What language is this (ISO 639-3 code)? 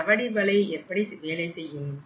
tam